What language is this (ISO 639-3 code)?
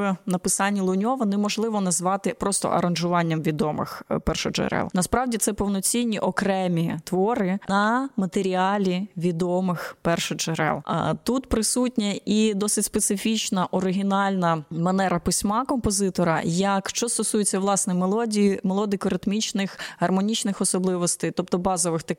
ukr